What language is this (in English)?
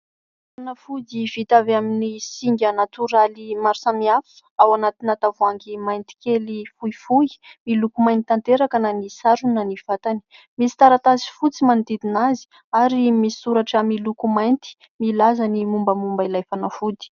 Malagasy